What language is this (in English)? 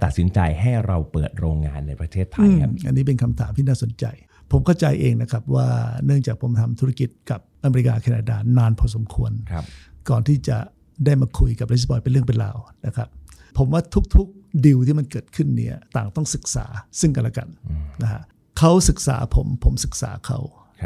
Thai